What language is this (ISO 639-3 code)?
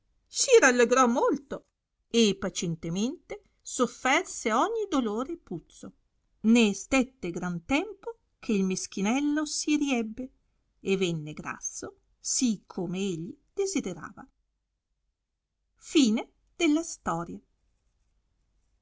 ita